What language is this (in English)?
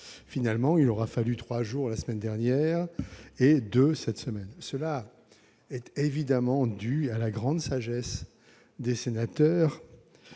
French